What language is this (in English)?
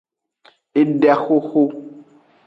Aja (Benin)